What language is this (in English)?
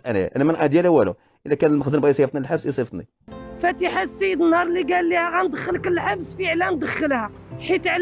Arabic